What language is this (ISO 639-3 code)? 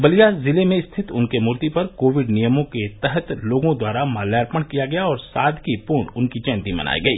hin